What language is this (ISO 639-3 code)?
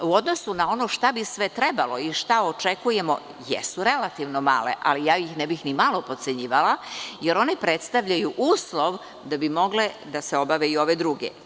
srp